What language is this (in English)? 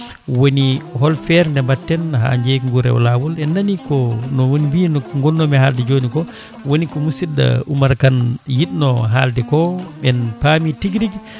Fula